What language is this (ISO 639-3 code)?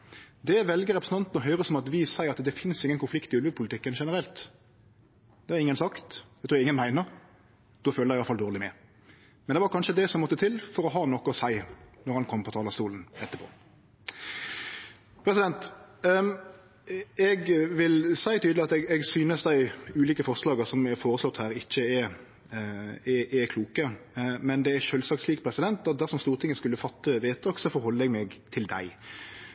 nno